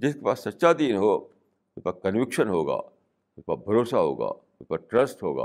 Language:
Urdu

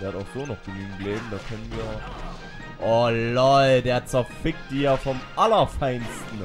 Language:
German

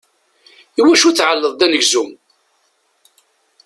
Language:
Kabyle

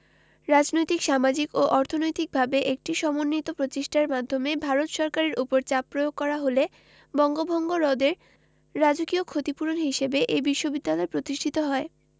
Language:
Bangla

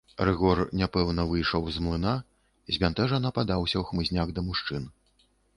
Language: Belarusian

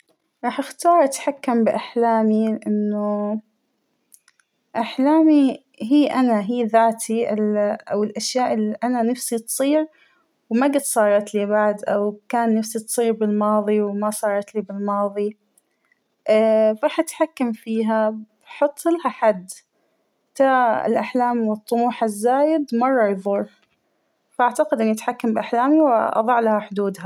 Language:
Hijazi Arabic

